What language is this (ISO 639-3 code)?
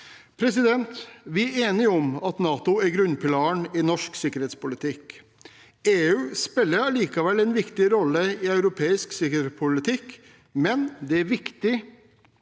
nor